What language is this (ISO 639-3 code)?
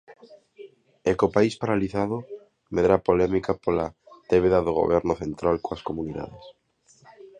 glg